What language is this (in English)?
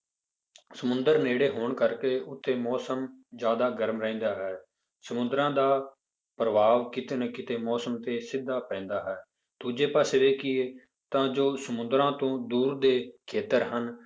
Punjabi